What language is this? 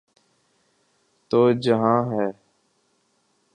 Urdu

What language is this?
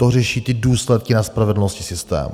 Czech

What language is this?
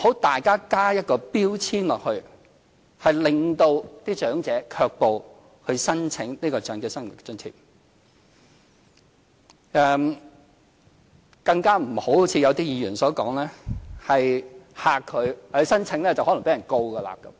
Cantonese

